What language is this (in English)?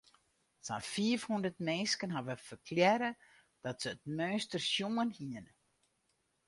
Western Frisian